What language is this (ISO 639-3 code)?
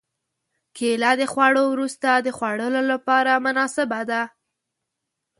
pus